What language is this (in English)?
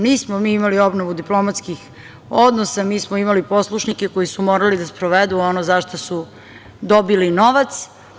Serbian